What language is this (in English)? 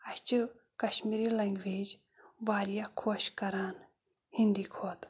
Kashmiri